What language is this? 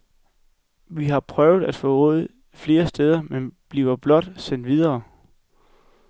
Danish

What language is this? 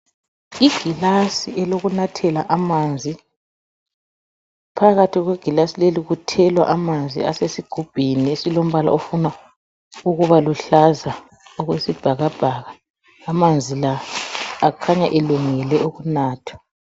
North Ndebele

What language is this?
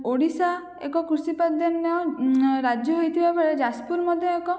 Odia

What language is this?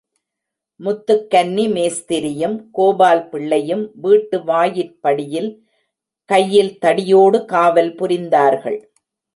Tamil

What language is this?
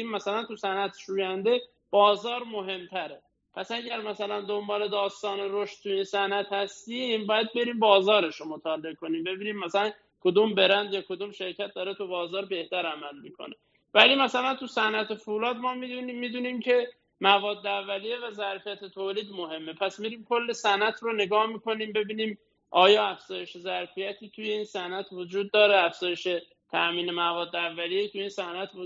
Persian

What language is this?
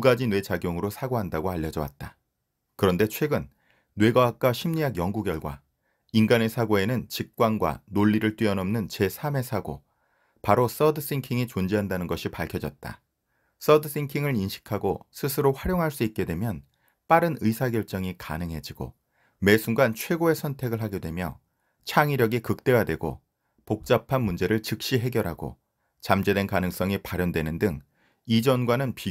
Korean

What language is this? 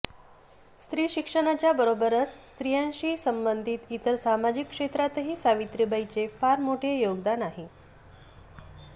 Marathi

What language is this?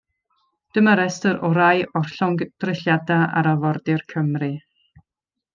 Welsh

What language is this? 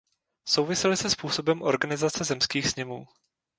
Czech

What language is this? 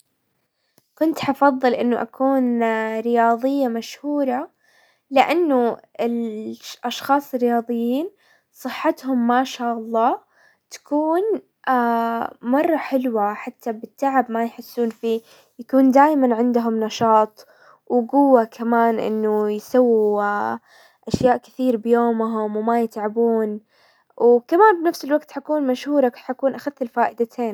Hijazi Arabic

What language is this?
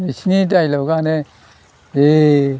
Bodo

